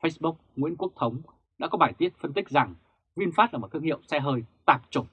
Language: Vietnamese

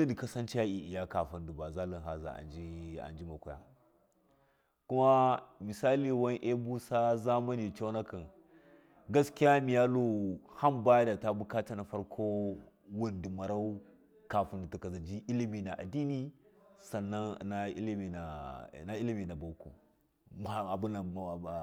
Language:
Miya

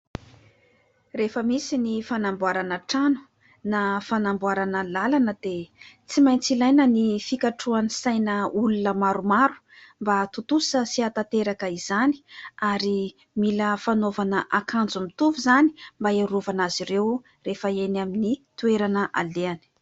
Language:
Malagasy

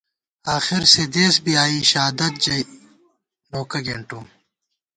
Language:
Gawar-Bati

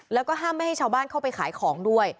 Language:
Thai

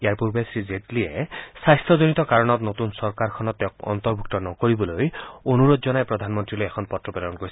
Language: Assamese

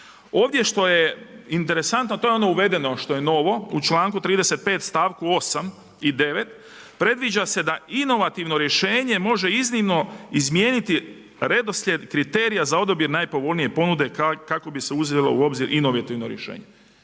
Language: Croatian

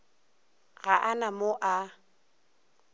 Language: Northern Sotho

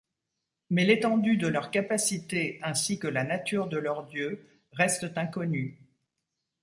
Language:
French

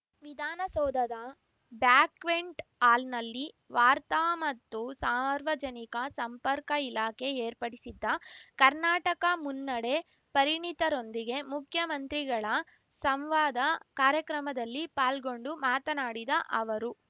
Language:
Kannada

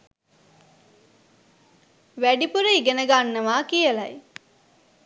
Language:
Sinhala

